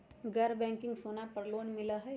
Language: Magahi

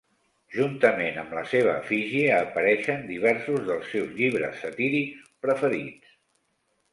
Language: Catalan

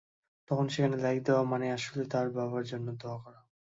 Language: Bangla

